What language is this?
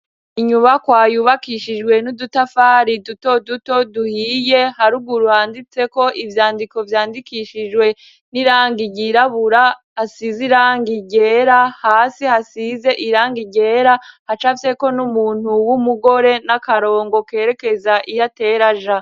Rundi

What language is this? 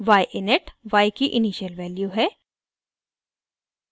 Hindi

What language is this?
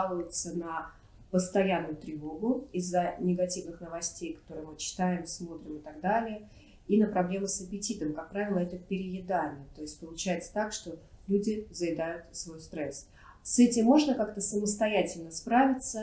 Russian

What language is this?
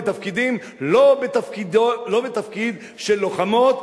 Hebrew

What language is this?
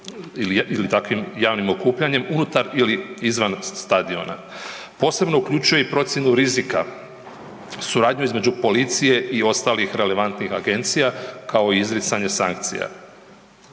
Croatian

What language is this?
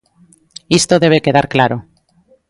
Galician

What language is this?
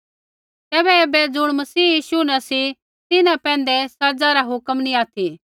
Kullu Pahari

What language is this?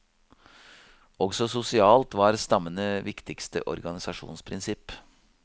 Norwegian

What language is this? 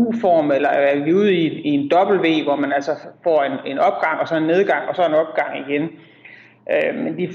Danish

